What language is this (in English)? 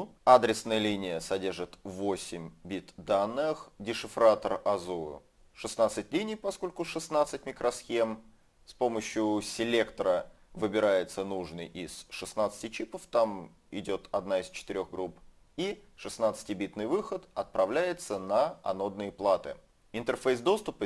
Russian